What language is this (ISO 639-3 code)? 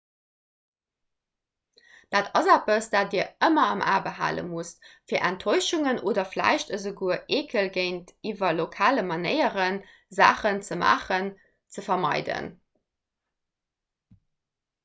ltz